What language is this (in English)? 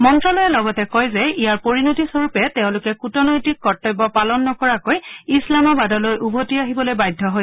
Assamese